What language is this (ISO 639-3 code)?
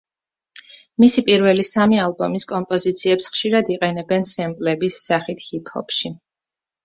kat